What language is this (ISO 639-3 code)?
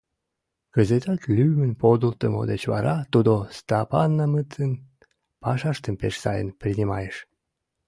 chm